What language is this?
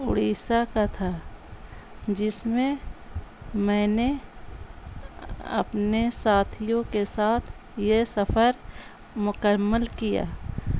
Urdu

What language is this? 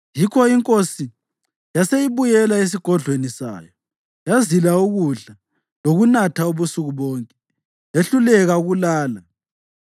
North Ndebele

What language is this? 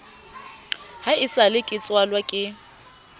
Southern Sotho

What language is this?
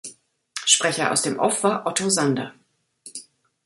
German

